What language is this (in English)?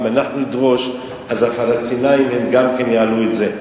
Hebrew